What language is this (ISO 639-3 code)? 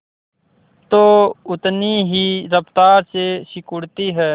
hin